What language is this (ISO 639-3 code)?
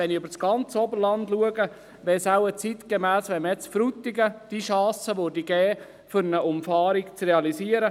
gsw